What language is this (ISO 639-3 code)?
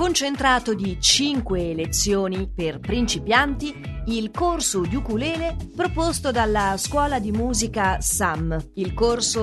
ita